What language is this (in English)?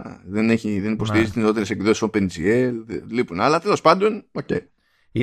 Greek